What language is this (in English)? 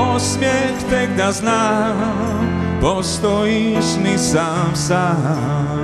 Ukrainian